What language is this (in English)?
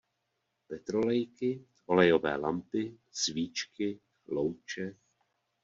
Czech